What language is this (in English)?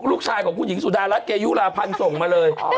Thai